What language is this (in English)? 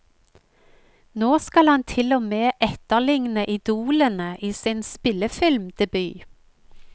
Norwegian